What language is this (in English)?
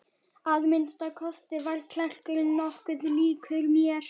Icelandic